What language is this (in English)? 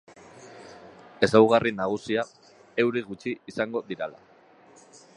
Basque